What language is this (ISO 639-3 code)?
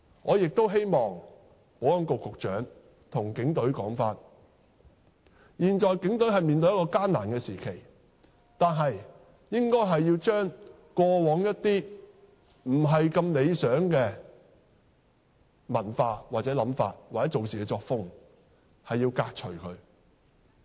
yue